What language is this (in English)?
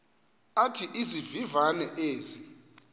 Xhosa